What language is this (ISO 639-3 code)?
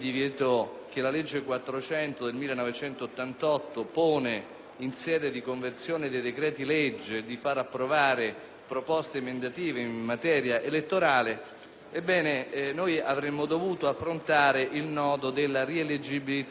ita